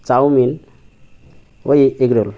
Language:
Bangla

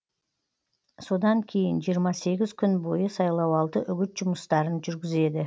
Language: Kazakh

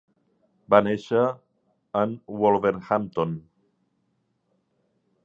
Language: Catalan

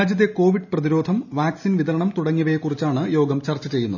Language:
Malayalam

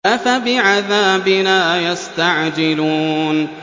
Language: Arabic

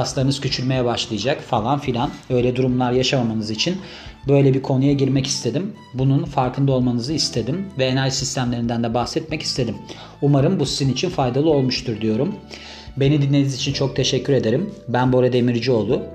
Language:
Turkish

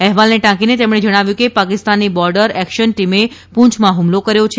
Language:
Gujarati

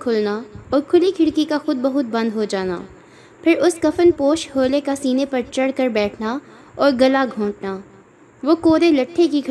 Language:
Urdu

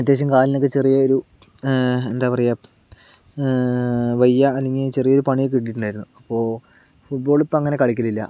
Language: Malayalam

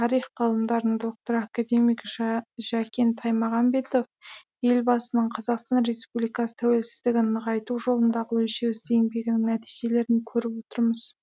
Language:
Kazakh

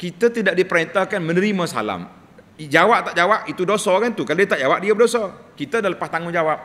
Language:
Malay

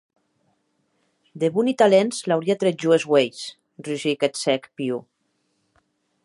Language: Occitan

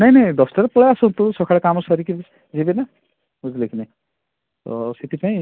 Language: Odia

